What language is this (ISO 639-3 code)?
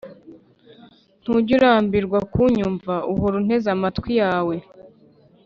kin